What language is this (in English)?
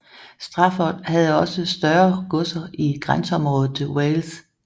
Danish